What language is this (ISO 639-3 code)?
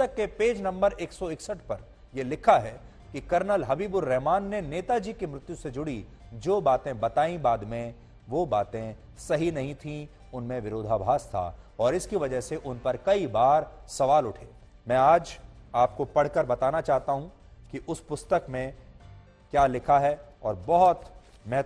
hin